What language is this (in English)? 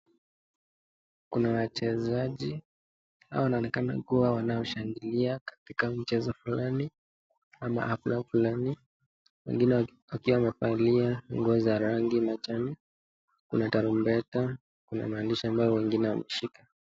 Swahili